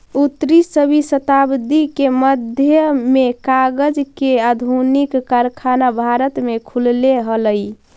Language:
Magahi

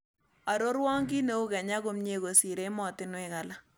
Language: Kalenjin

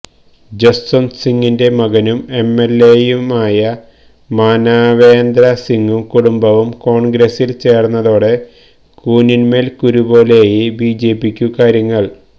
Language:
Malayalam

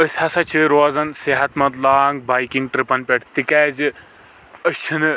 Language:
Kashmiri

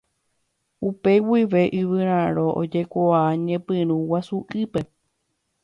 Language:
Guarani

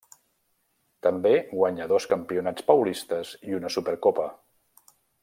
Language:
Catalan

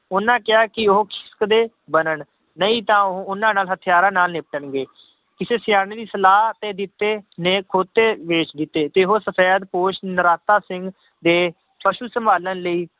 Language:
Punjabi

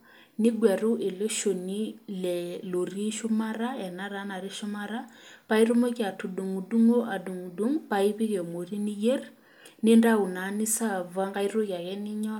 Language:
Masai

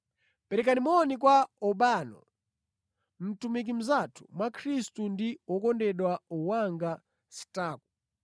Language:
Nyanja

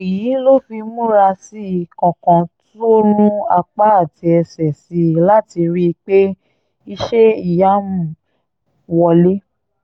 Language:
Yoruba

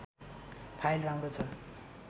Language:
Nepali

